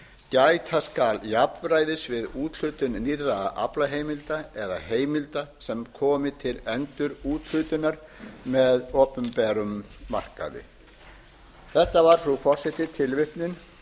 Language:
Icelandic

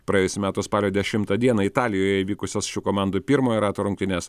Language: Lithuanian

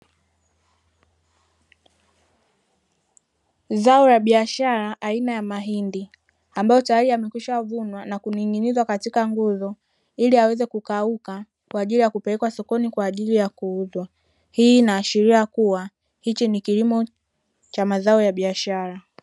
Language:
Swahili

